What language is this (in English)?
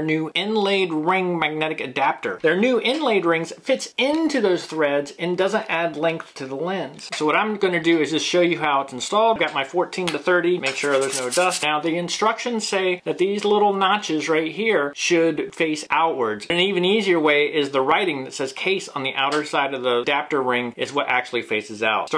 English